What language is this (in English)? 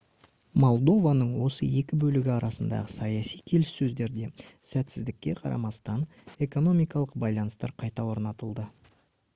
Kazakh